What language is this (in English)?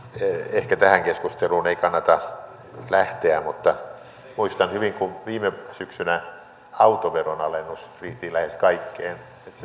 Finnish